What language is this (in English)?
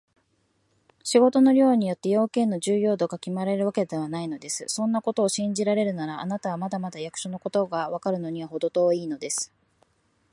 Japanese